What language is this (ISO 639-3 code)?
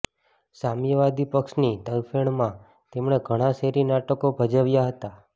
guj